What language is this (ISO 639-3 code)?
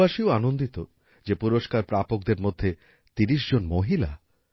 ben